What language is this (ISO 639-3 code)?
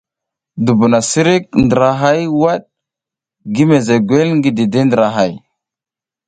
giz